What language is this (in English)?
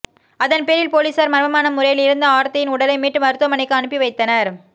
Tamil